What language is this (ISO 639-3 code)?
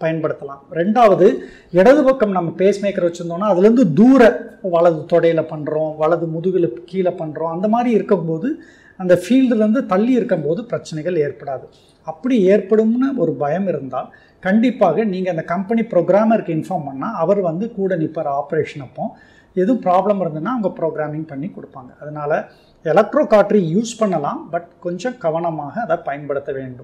ara